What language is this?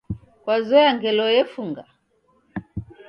Taita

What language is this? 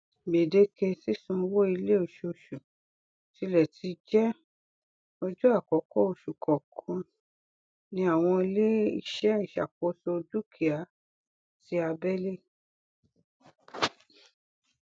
Yoruba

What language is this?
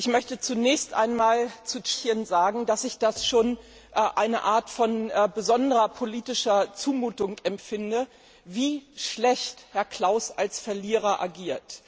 German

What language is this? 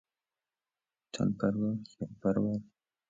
Persian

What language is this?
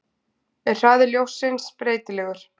Icelandic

